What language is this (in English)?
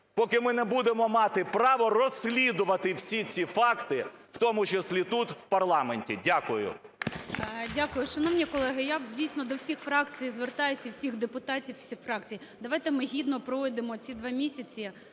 Ukrainian